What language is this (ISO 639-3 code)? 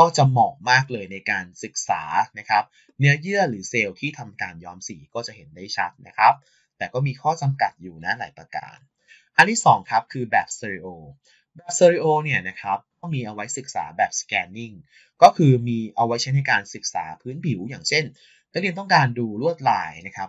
tha